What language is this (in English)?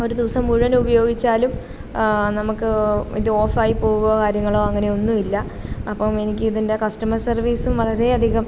Malayalam